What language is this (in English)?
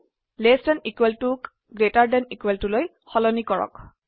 Assamese